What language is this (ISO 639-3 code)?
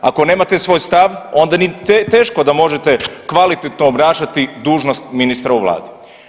hrv